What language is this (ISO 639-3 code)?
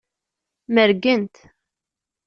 kab